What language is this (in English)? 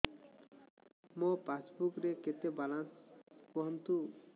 Odia